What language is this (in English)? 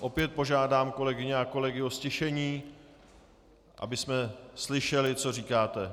Czech